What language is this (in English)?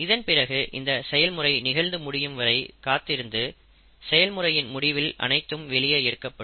Tamil